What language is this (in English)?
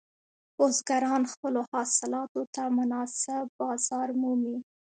Pashto